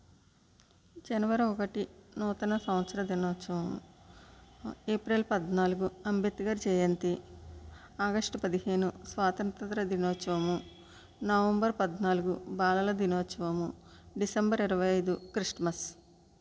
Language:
Telugu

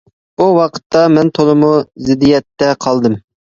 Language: Uyghur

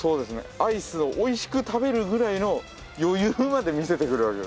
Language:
Japanese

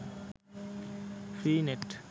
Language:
Bangla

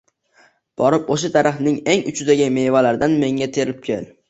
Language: Uzbek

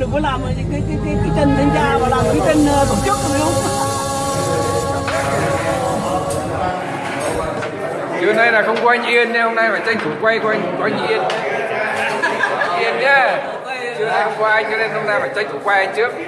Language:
Vietnamese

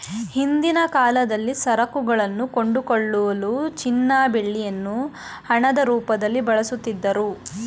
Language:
Kannada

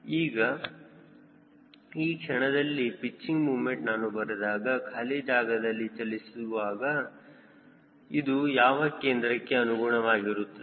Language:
Kannada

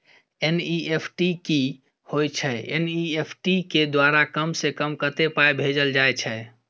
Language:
Maithili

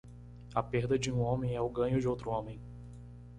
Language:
Portuguese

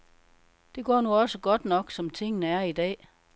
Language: Danish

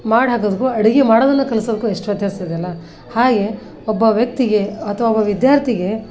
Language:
Kannada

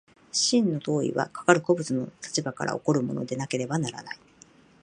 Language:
Japanese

